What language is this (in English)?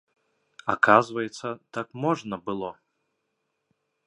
Belarusian